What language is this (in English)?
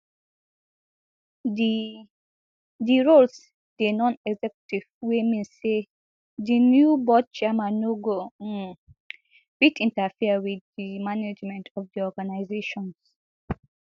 Nigerian Pidgin